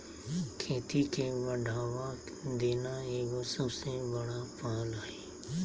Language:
Magahi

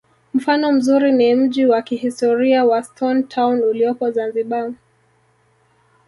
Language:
Swahili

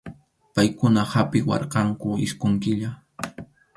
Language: Arequipa-La Unión Quechua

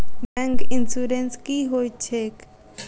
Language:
Maithili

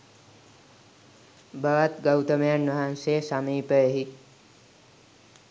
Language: Sinhala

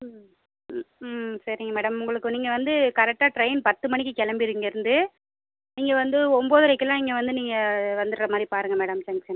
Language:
Tamil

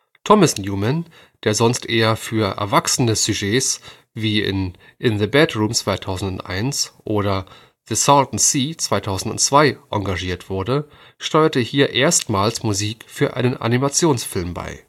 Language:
German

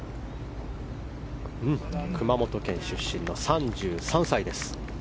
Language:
Japanese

